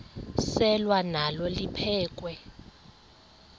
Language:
Xhosa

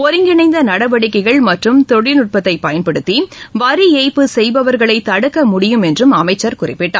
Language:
Tamil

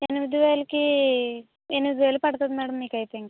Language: Telugu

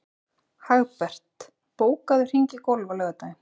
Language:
Icelandic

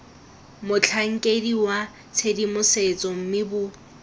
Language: Tswana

